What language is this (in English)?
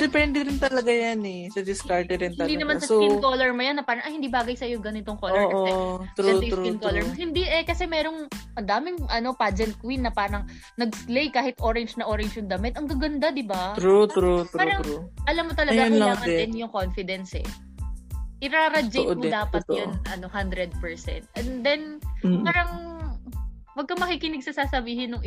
Filipino